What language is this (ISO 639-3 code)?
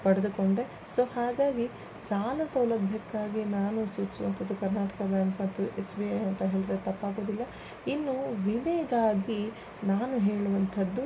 kan